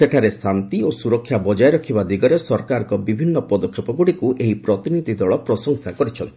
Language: Odia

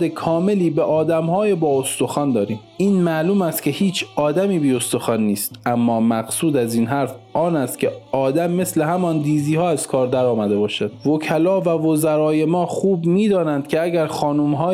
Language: Persian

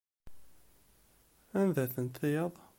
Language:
Kabyle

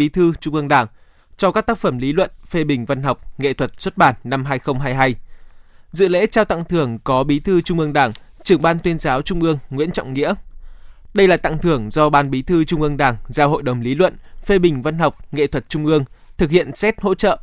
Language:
Vietnamese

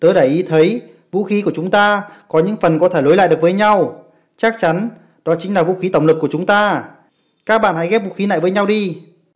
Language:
Vietnamese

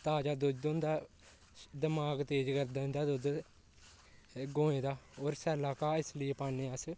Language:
Dogri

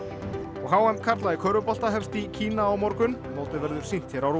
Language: Icelandic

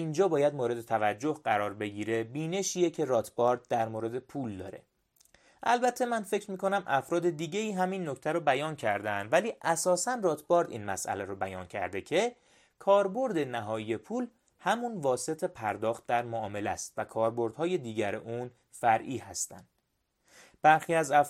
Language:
Persian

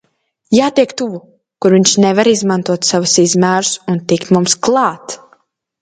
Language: Latvian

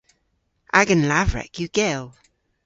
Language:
Cornish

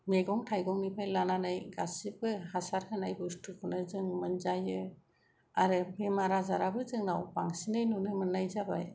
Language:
Bodo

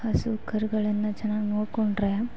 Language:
Kannada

